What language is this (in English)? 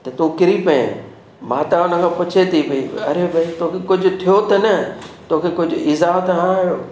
Sindhi